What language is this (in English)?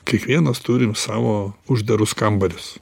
Lithuanian